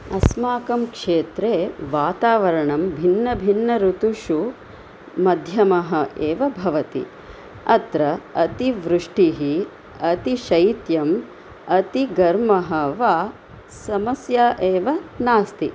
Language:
Sanskrit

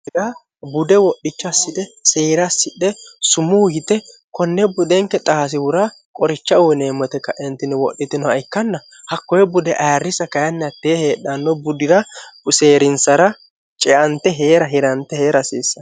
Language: Sidamo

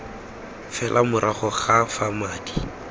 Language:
Tswana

